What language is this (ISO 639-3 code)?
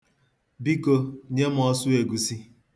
ibo